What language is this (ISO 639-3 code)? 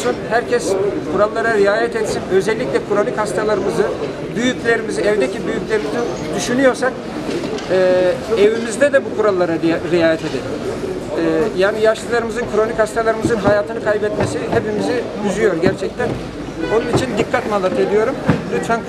tur